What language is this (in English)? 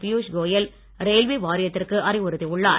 Tamil